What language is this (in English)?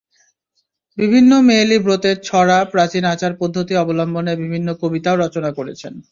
Bangla